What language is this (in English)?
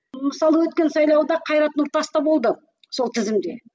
Kazakh